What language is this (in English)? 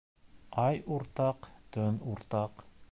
Bashkir